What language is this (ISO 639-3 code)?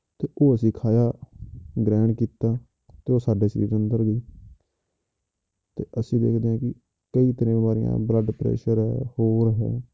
pan